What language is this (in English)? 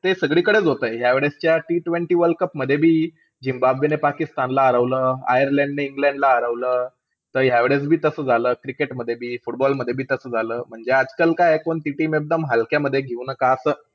Marathi